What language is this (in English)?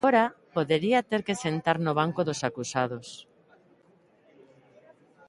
Galician